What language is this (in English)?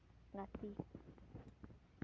Santali